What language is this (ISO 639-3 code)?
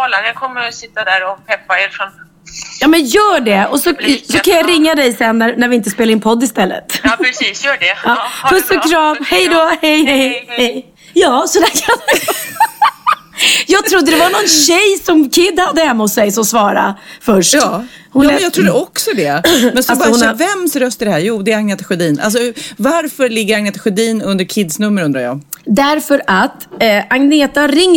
swe